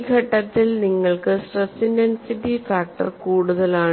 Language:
Malayalam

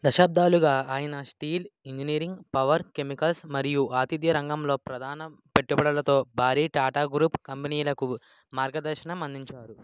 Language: Telugu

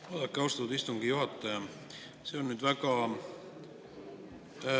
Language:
Estonian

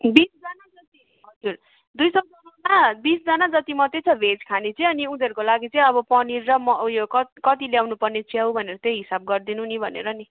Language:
Nepali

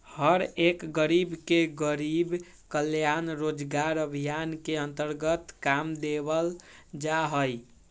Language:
Magahi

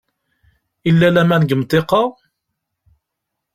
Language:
Kabyle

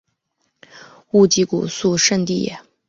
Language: Chinese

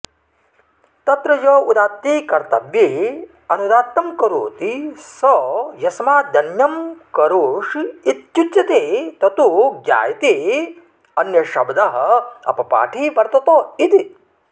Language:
Sanskrit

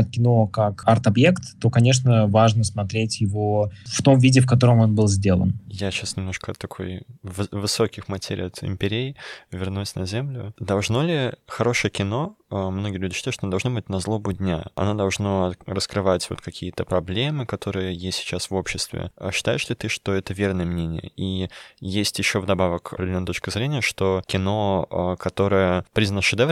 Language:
Russian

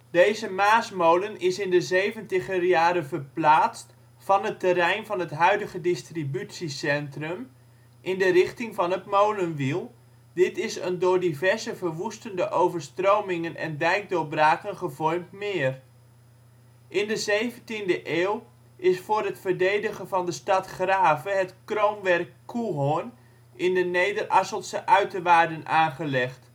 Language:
Dutch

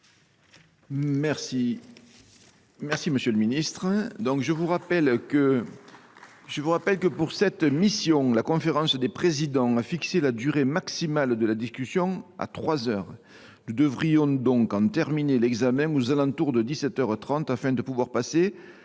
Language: French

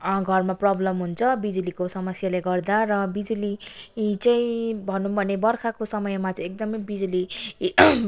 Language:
Nepali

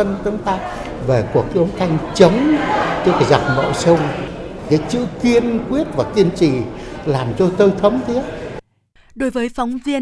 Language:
Vietnamese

